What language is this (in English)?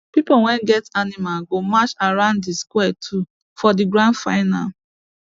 Nigerian Pidgin